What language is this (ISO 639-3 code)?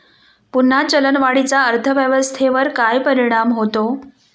mar